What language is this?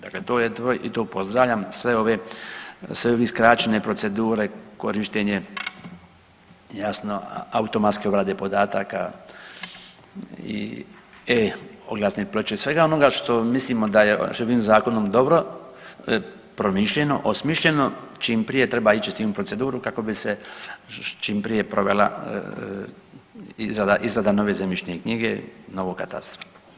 Croatian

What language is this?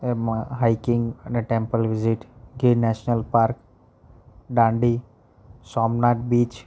Gujarati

